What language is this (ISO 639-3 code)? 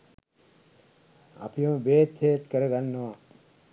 sin